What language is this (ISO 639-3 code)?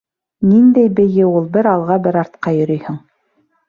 bak